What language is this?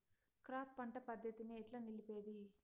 Telugu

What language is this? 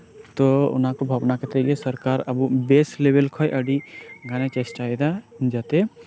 Santali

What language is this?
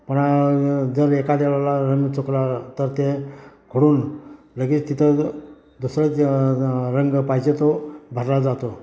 Marathi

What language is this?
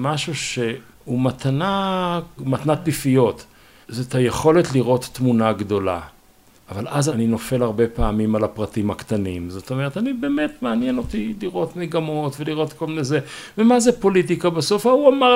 Hebrew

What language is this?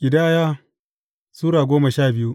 Hausa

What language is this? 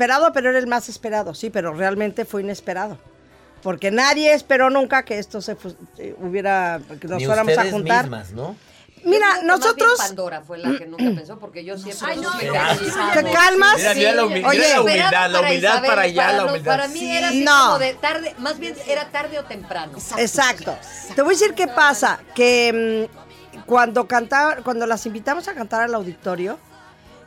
Spanish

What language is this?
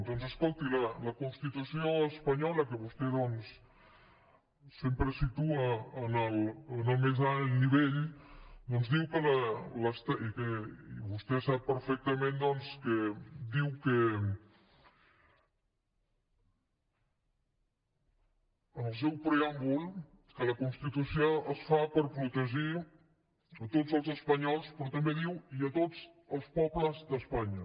Catalan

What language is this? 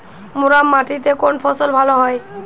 Bangla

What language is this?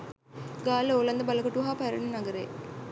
Sinhala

